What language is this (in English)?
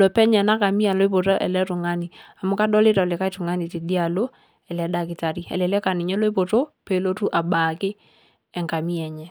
Masai